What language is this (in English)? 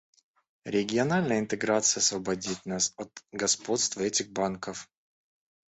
Russian